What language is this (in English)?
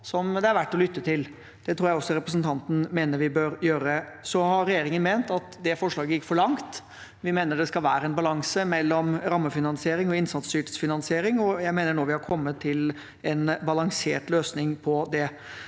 Norwegian